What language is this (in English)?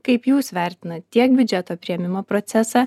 Lithuanian